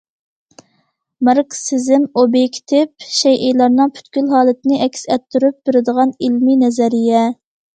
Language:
Uyghur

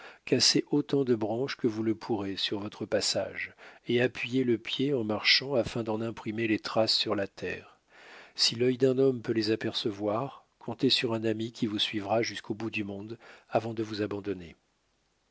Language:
French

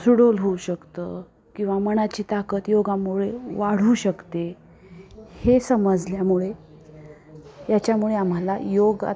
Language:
Marathi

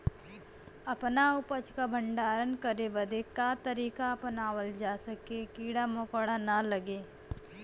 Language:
Bhojpuri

